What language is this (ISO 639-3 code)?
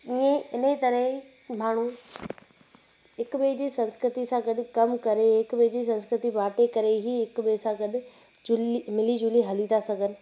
snd